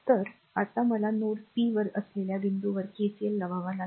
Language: Marathi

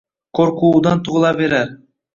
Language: Uzbek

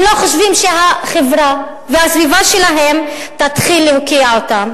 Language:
Hebrew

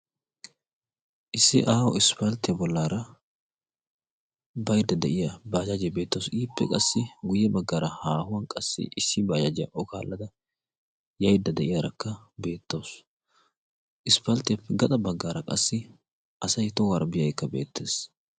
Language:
Wolaytta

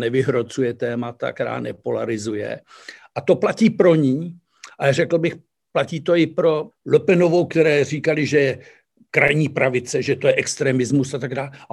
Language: Czech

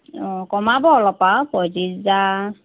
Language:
Assamese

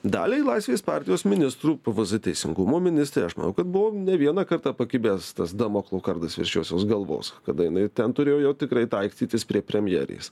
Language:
Lithuanian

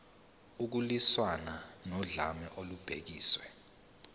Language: Zulu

